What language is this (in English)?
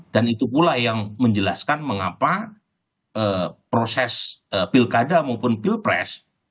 Indonesian